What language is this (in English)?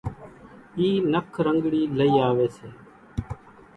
Kachi Koli